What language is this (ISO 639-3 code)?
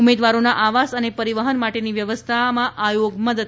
guj